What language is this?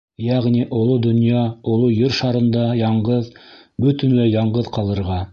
Bashkir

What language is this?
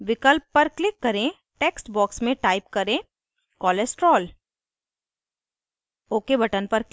Hindi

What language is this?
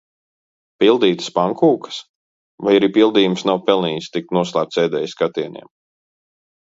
Latvian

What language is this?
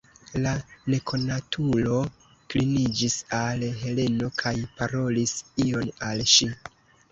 Esperanto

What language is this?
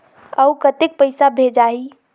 Chhattisgarhi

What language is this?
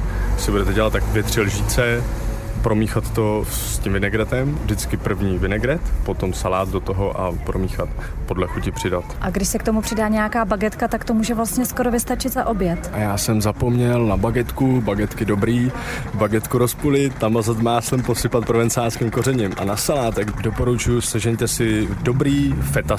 Czech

